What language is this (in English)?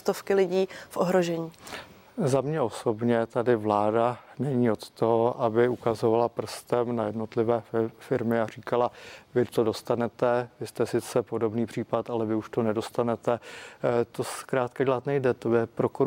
Czech